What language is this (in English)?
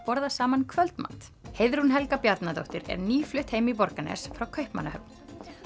Icelandic